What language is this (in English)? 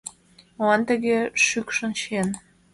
Mari